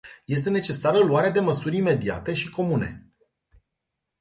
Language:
Romanian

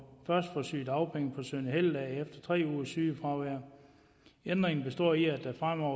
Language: Danish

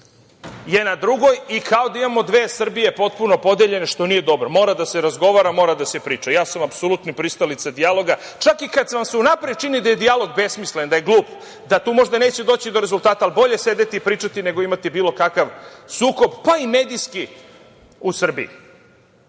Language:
Serbian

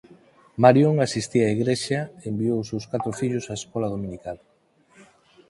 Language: Galician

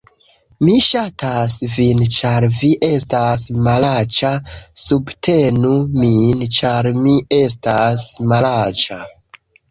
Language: Esperanto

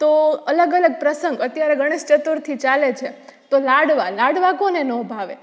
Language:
Gujarati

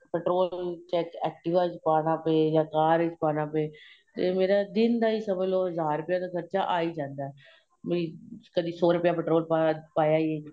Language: Punjabi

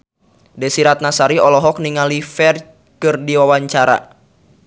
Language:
Sundanese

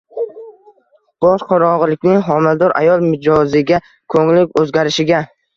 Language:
Uzbek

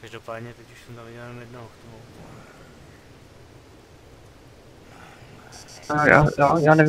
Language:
Czech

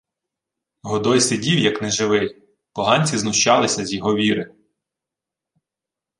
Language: Ukrainian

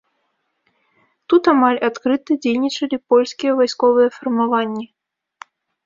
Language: Belarusian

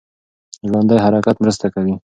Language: Pashto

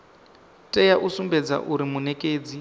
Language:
Venda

